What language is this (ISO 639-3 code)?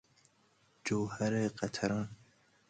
fas